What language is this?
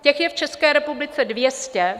Czech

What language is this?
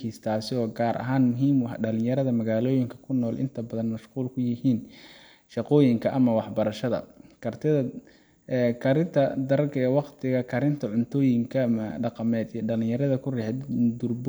Somali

